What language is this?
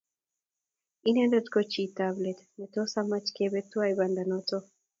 Kalenjin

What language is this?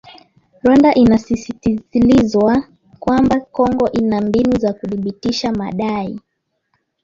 Swahili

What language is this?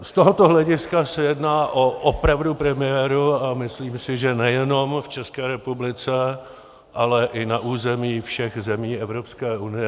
Czech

